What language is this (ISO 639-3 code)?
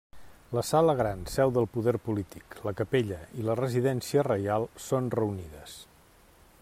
cat